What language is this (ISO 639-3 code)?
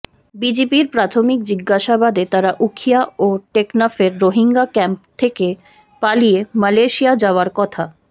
ben